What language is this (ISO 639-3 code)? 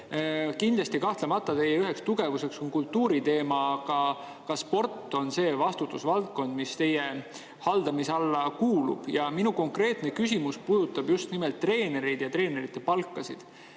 est